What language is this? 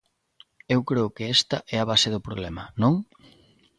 Galician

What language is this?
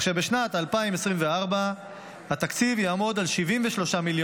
Hebrew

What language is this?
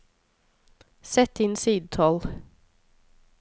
Norwegian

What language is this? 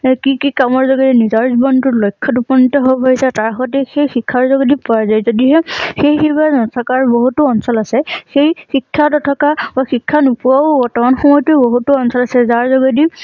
Assamese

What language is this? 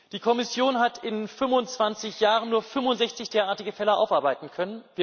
German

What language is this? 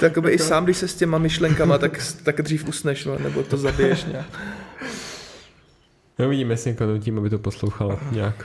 Czech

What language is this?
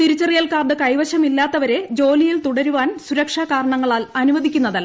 Malayalam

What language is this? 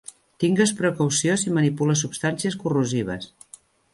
Catalan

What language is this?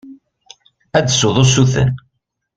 Kabyle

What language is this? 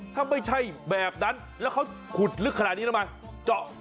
Thai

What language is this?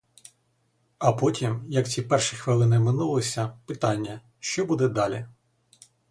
Ukrainian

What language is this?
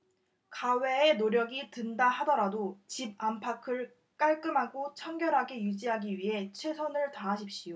Korean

